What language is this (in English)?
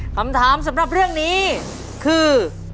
Thai